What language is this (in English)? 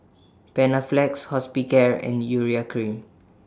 English